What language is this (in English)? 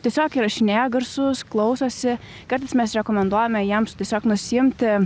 Lithuanian